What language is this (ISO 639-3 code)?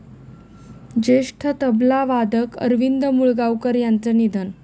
mar